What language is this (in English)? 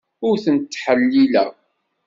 Kabyle